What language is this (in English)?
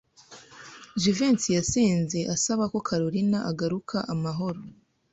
Kinyarwanda